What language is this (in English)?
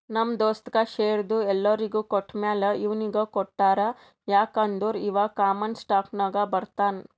Kannada